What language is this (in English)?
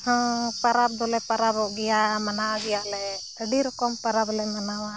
Santali